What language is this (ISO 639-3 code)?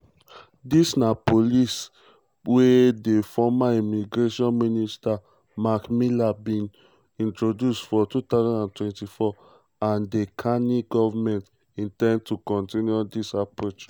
pcm